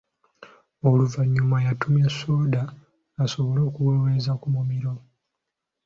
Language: Ganda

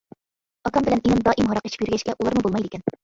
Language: Uyghur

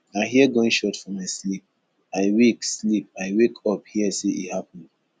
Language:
Nigerian Pidgin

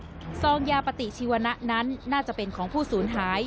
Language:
Thai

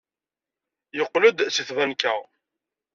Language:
Kabyle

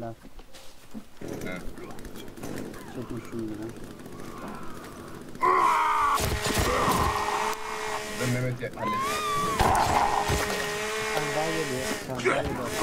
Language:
Turkish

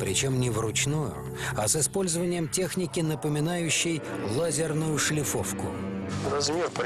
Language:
Russian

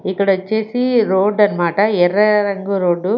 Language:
Telugu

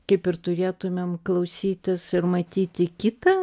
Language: Lithuanian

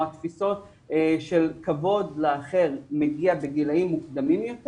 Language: Hebrew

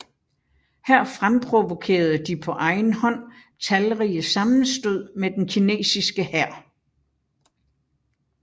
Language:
Danish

